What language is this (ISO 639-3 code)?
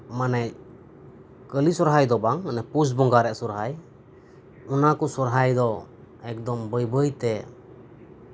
sat